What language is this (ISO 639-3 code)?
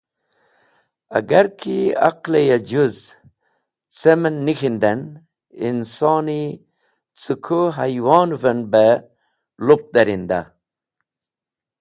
wbl